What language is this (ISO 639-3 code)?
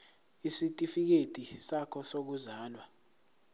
zul